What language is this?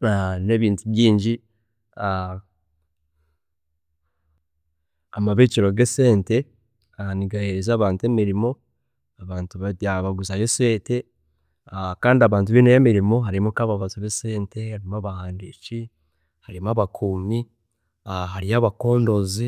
Chiga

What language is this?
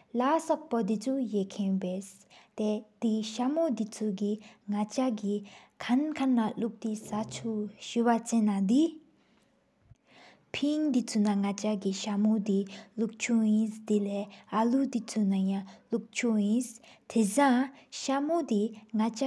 Sikkimese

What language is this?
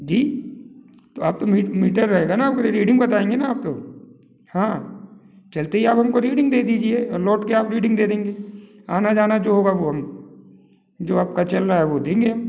Hindi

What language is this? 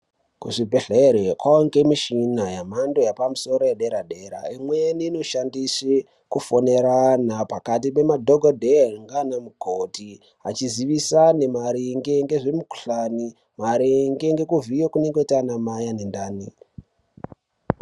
Ndau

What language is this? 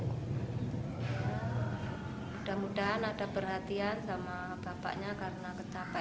Indonesian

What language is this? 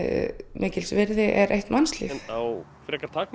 Icelandic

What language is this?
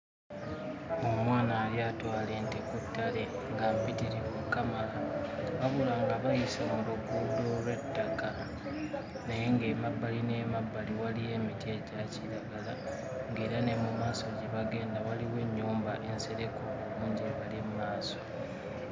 Ganda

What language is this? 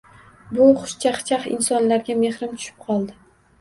Uzbek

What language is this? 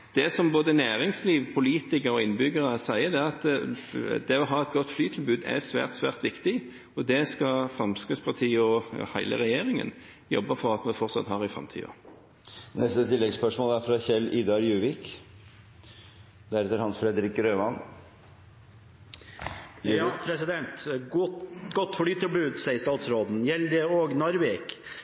Norwegian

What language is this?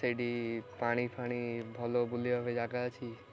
Odia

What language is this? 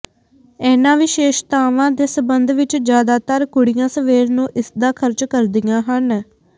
Punjabi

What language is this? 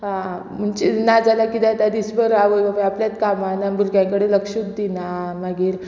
Konkani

